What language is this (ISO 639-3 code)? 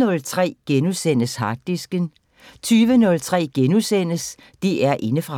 dan